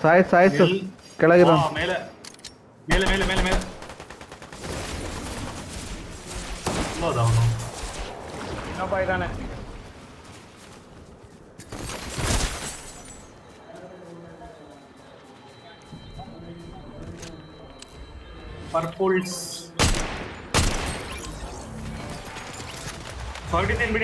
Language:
Kannada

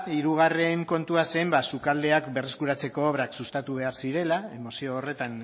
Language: Basque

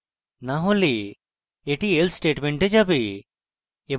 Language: Bangla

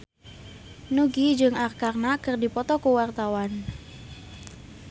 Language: Sundanese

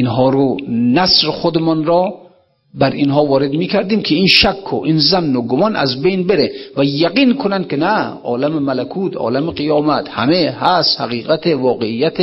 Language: Persian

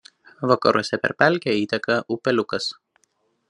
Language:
Lithuanian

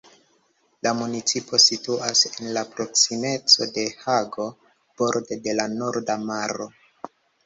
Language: Esperanto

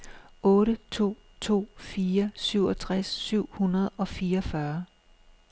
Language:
Danish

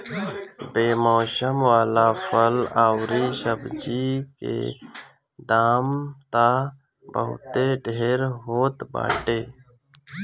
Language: Bhojpuri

